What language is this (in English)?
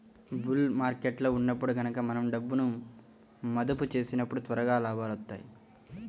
Telugu